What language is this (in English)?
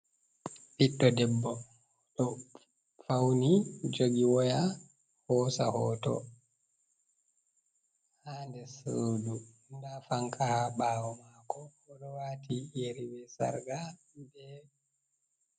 Fula